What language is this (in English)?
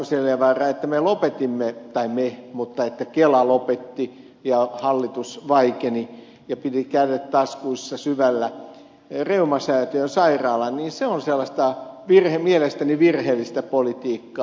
Finnish